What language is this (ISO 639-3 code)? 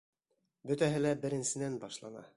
bak